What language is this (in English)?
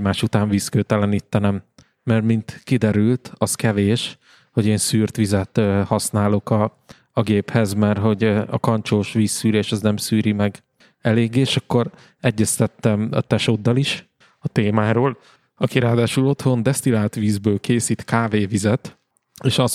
Hungarian